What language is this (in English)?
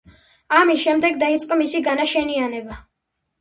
Georgian